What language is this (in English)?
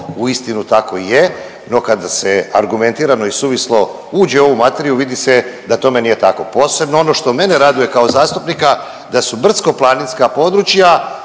Croatian